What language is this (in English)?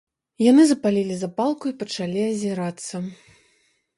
Belarusian